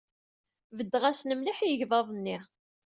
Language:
Kabyle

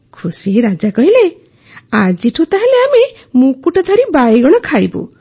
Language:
Odia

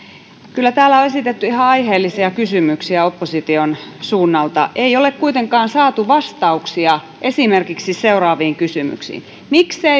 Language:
Finnish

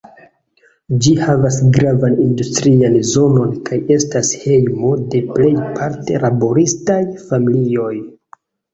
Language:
Esperanto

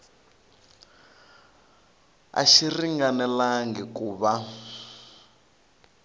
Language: Tsonga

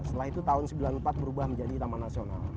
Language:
Indonesian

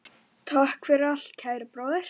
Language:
Icelandic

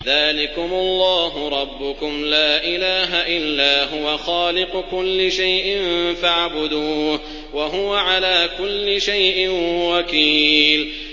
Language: Arabic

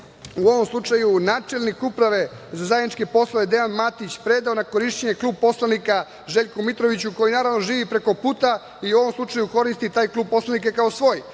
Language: Serbian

